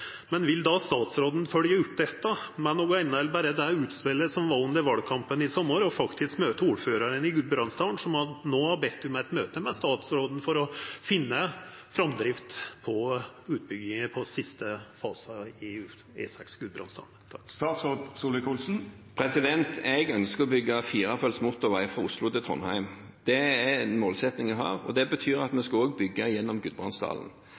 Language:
Norwegian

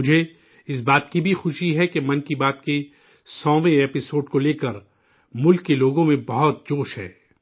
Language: Urdu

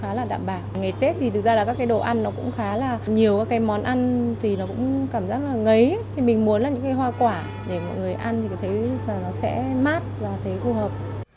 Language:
Vietnamese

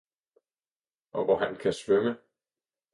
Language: Danish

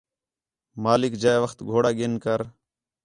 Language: Khetrani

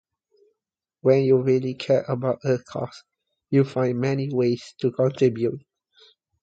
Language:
English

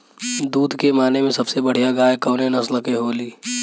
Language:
Bhojpuri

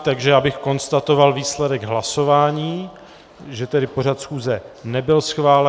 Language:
Czech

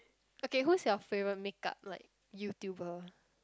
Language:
English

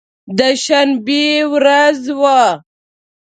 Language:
Pashto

